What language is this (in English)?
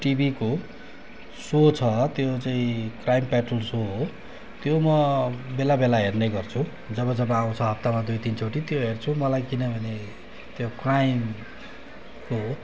Nepali